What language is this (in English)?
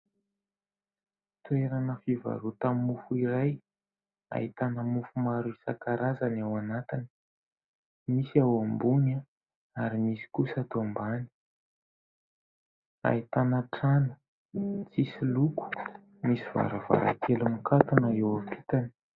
Malagasy